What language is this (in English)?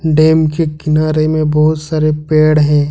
Hindi